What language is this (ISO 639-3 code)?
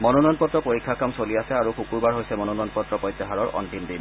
asm